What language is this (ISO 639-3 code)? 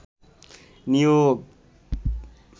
ben